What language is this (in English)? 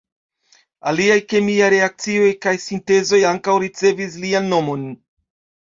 Esperanto